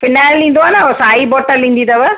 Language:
Sindhi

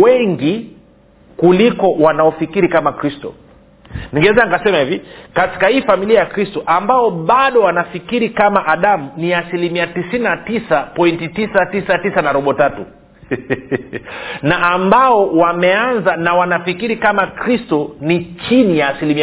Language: Swahili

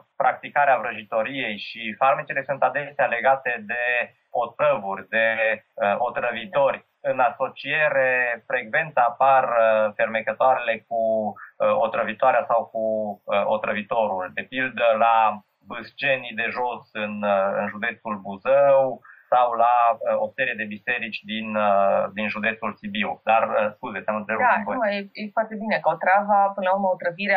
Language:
Romanian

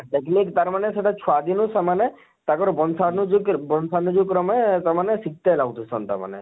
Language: Odia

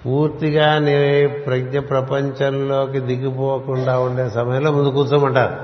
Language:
Telugu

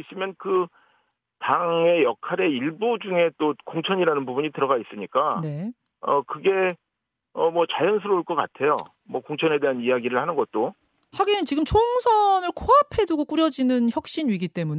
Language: Korean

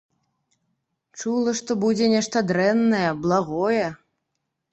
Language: Belarusian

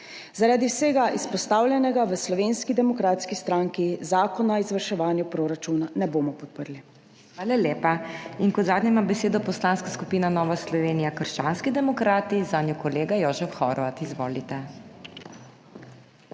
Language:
Slovenian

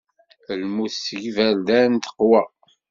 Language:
Kabyle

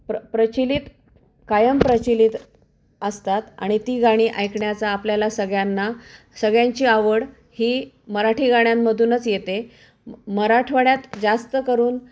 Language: Marathi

